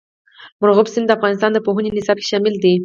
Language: Pashto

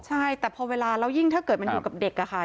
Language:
Thai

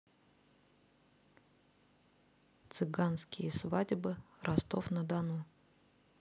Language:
Russian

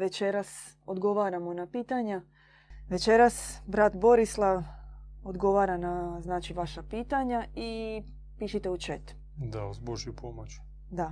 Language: Croatian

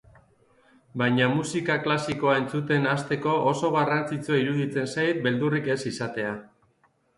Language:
Basque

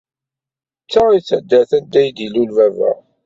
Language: Kabyle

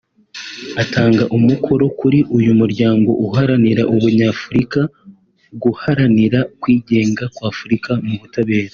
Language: Kinyarwanda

